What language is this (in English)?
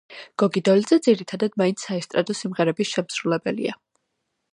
Georgian